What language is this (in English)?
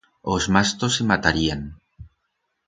Aragonese